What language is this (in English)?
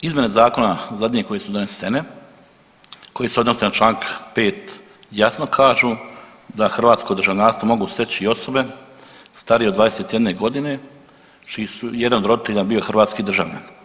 Croatian